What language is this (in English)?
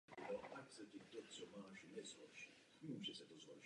Czech